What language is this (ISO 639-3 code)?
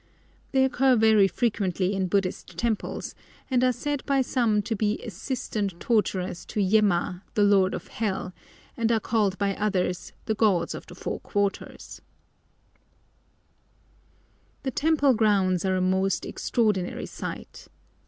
eng